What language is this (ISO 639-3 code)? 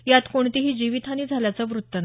mar